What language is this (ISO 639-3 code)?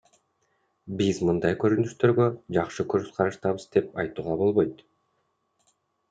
kir